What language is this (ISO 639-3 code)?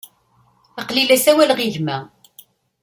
kab